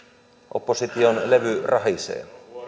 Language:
Finnish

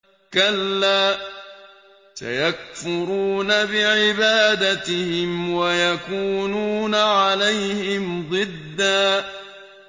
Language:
Arabic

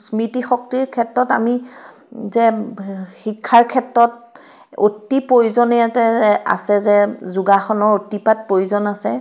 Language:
Assamese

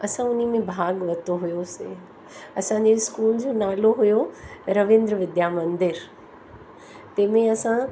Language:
Sindhi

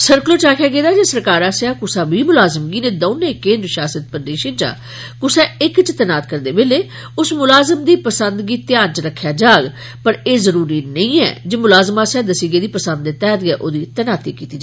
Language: Dogri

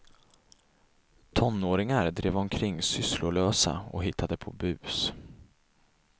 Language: Swedish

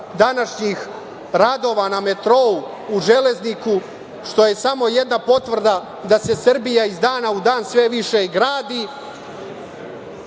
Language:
Serbian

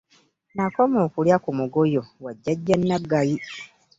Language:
Ganda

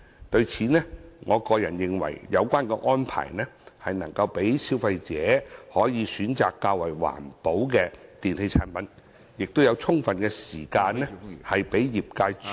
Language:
Cantonese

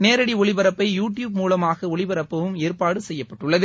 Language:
Tamil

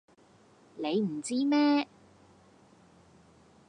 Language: Cantonese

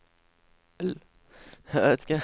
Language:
Norwegian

